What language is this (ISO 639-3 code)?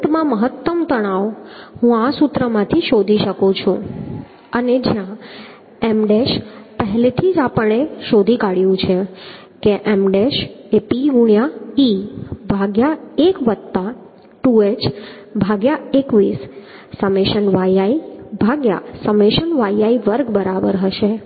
guj